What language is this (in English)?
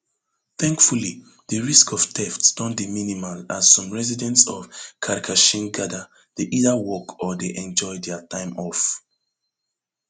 Nigerian Pidgin